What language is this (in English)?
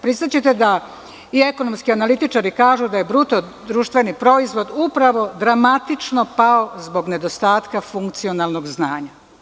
Serbian